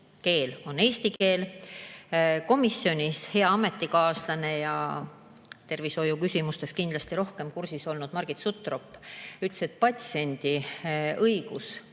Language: Estonian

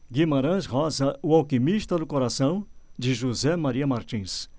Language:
Portuguese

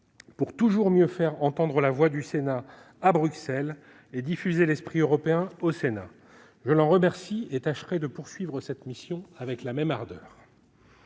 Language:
French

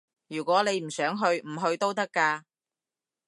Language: Cantonese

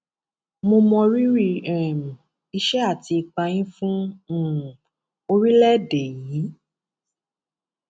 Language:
Yoruba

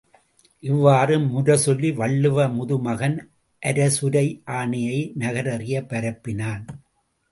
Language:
Tamil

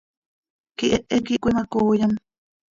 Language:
Seri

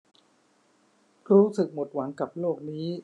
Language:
Thai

